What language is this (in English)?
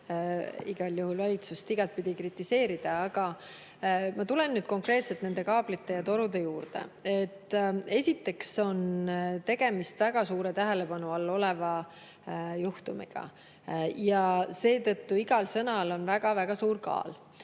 Estonian